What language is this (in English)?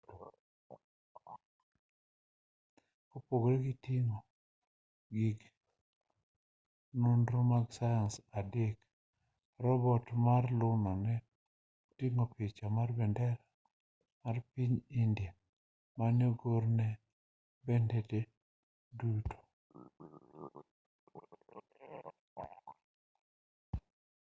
Luo (Kenya and Tanzania)